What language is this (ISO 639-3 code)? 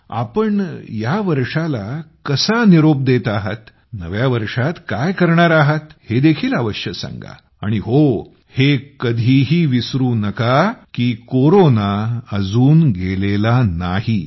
mar